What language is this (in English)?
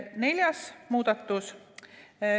Estonian